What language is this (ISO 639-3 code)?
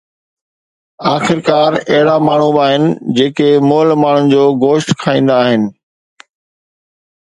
snd